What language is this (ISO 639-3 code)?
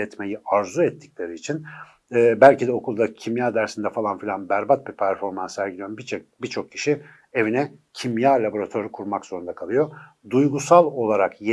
tur